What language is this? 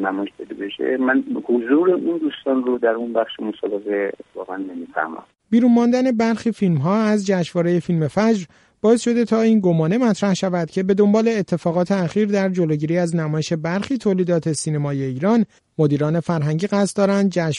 Persian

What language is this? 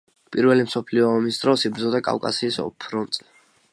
Georgian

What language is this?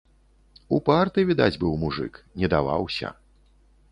Belarusian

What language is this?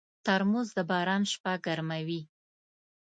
Pashto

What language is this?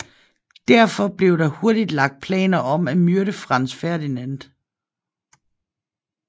Danish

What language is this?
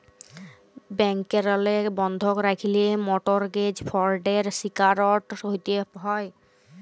Bangla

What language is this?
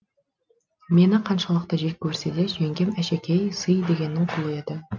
Kazakh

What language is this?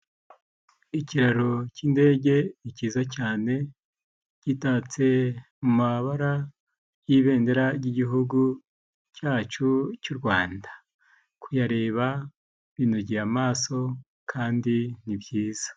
Kinyarwanda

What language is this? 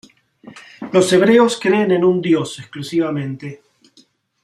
Spanish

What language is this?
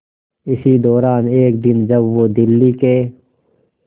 Hindi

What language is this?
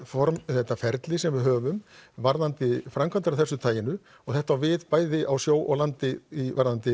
Icelandic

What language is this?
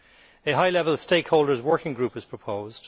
English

